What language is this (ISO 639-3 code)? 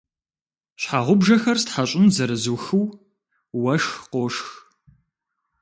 kbd